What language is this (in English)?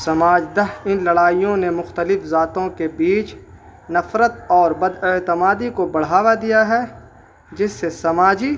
Urdu